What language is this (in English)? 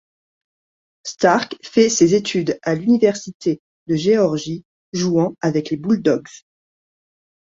French